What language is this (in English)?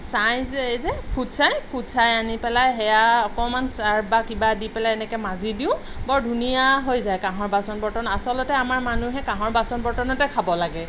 Assamese